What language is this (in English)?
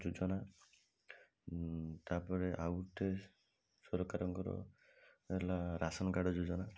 Odia